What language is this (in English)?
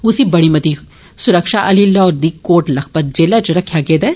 Dogri